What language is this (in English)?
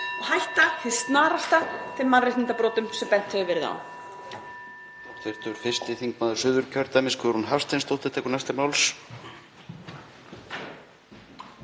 Icelandic